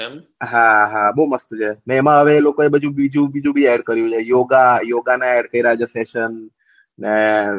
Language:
Gujarati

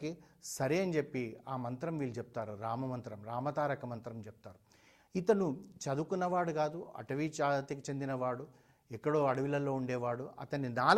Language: Telugu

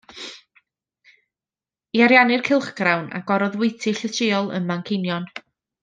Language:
Welsh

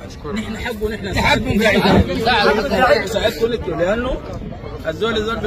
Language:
Arabic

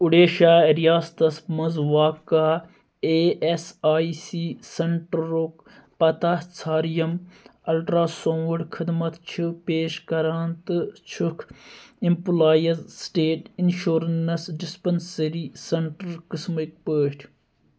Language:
Kashmiri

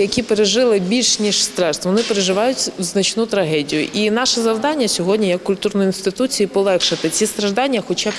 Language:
Ukrainian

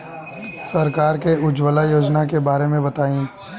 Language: Bhojpuri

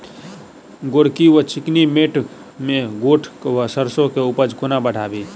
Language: Maithili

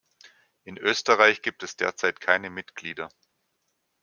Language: German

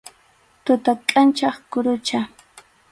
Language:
Arequipa-La Unión Quechua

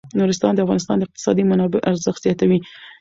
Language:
Pashto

